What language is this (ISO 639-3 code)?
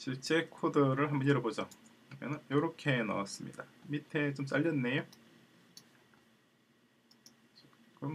kor